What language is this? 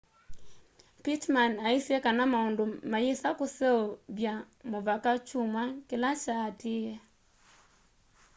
Kamba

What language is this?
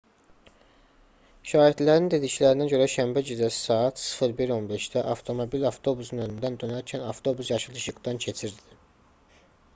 Azerbaijani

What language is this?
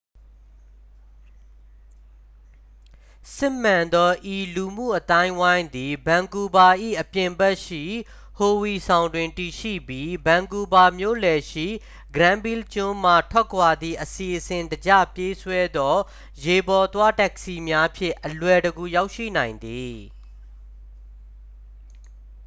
Burmese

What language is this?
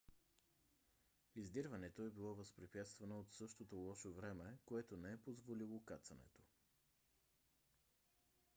Bulgarian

